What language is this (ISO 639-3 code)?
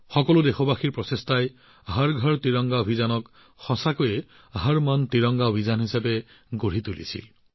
asm